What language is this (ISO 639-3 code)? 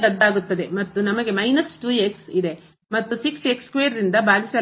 kan